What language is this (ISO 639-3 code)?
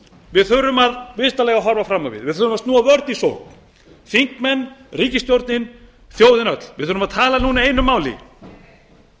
isl